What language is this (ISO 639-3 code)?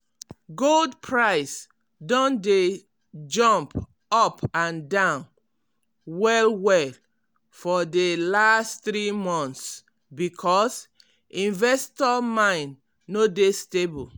pcm